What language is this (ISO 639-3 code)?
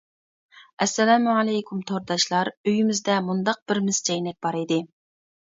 uig